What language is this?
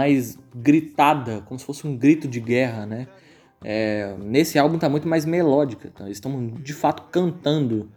Portuguese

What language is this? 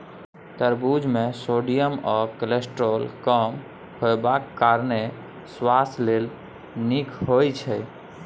Maithili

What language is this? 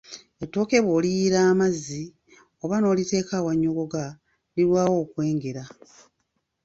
Ganda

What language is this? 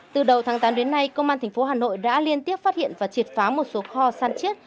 Vietnamese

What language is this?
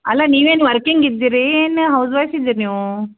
Kannada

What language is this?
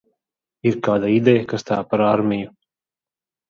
Latvian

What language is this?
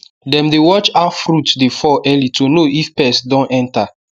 Nigerian Pidgin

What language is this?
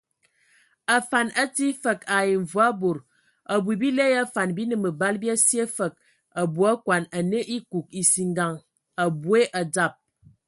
Ewondo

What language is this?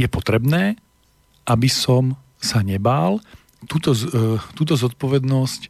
Slovak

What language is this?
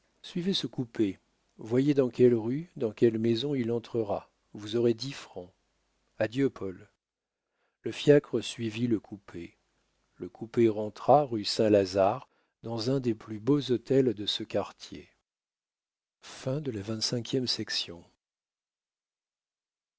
French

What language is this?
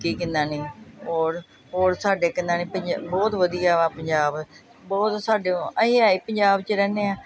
Punjabi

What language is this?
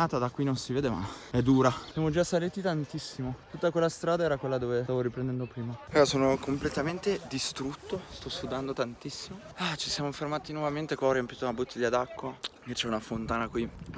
Italian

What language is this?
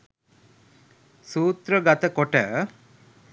Sinhala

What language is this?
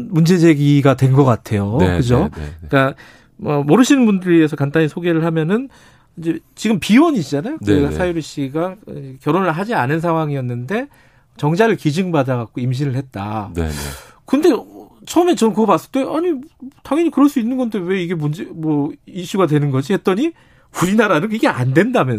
Korean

